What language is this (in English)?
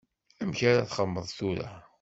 Kabyle